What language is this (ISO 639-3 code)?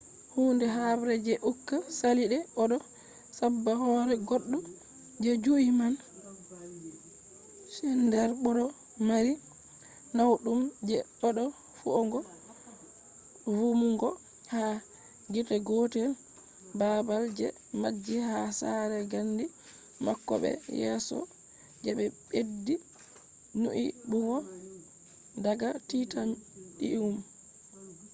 ful